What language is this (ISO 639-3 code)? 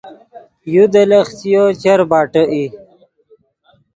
ydg